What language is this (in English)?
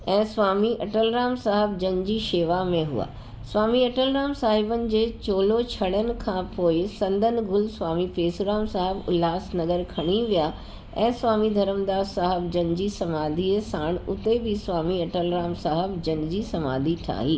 Sindhi